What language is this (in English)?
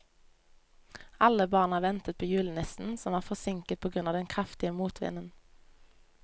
Norwegian